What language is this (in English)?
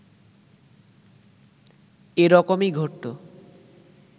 Bangla